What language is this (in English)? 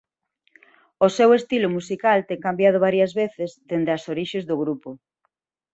Galician